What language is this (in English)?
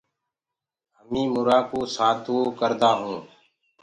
Gurgula